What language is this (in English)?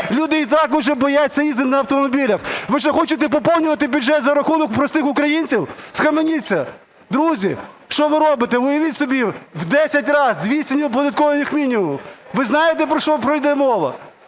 Ukrainian